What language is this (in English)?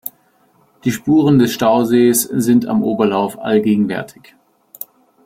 German